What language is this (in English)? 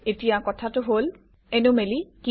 Assamese